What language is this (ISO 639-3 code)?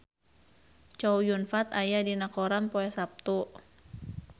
sun